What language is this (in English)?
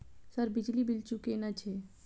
Maithili